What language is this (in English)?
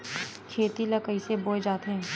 Chhattisgarhi